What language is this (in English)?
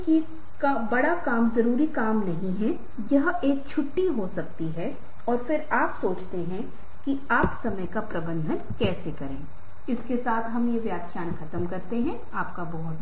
Hindi